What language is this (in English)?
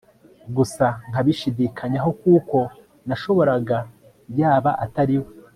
Kinyarwanda